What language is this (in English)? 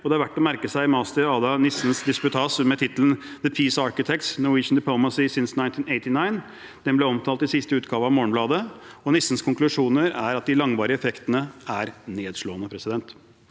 Norwegian